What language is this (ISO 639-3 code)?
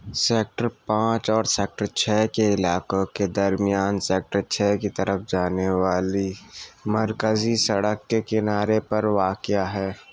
urd